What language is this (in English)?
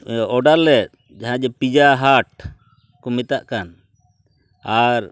Santali